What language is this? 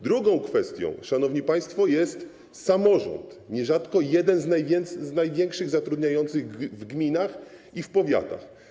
Polish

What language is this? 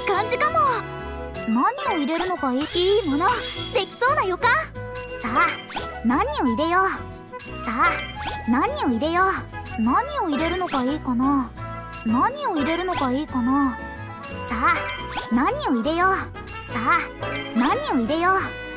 Japanese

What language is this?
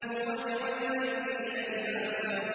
Arabic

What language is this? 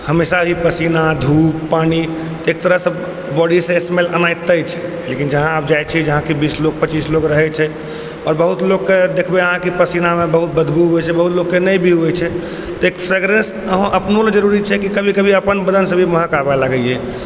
Maithili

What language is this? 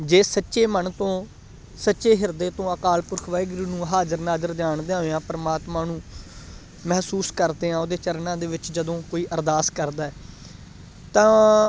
Punjabi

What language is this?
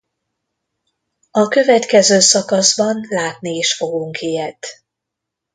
Hungarian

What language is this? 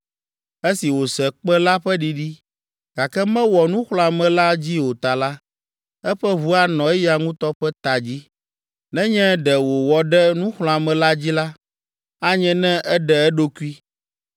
Ewe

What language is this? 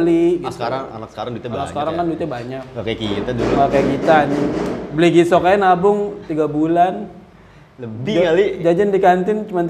Indonesian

